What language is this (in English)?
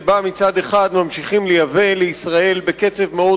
Hebrew